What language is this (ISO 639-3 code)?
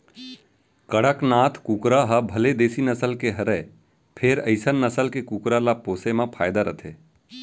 hne